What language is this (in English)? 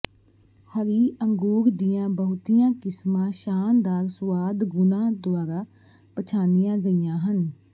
Punjabi